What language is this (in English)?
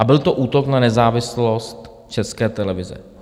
Czech